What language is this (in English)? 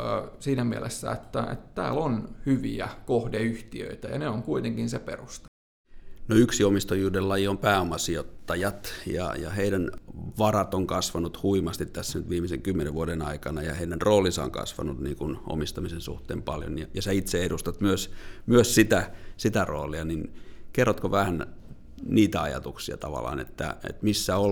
Finnish